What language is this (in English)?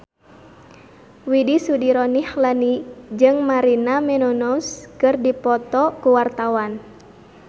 Sundanese